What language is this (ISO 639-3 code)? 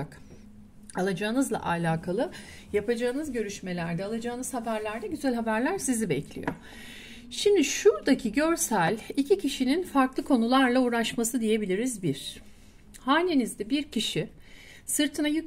tur